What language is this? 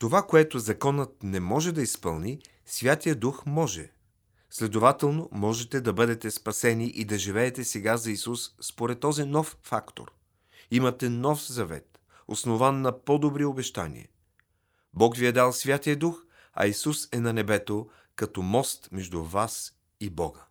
Bulgarian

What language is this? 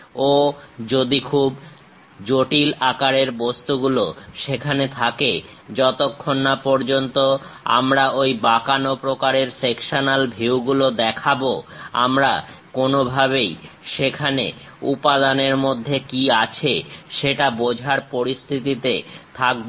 Bangla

